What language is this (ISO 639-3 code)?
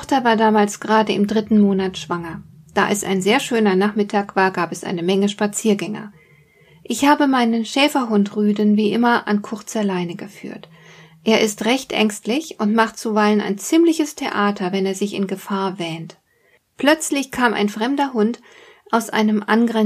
deu